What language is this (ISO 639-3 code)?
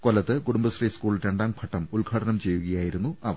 mal